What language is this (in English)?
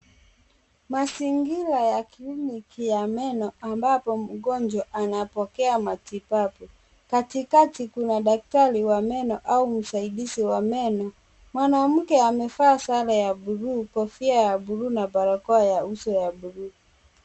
Swahili